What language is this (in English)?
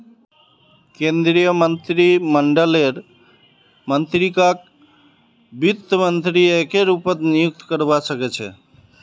Magahi